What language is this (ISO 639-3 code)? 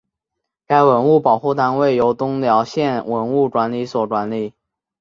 zho